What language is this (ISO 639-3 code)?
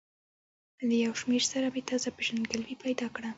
pus